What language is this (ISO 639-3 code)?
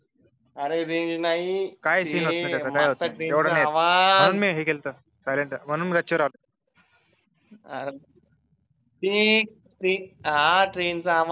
mar